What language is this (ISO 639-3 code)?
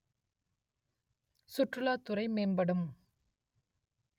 tam